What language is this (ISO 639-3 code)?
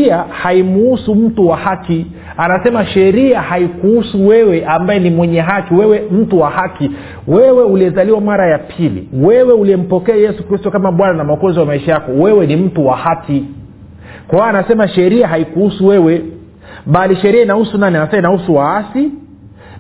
swa